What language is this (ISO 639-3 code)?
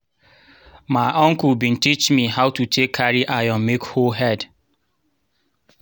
pcm